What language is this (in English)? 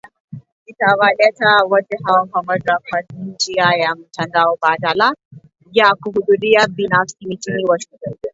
Swahili